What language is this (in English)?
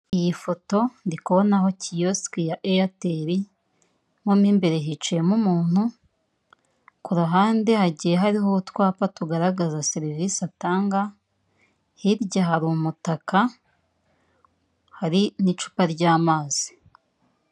Kinyarwanda